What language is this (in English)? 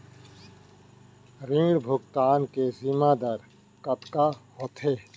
Chhattisgarhi